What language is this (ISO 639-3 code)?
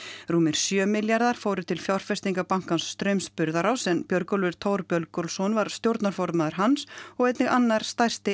isl